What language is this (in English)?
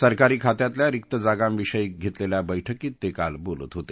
Marathi